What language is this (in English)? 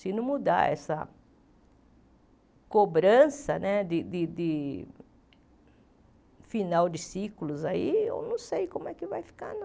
Portuguese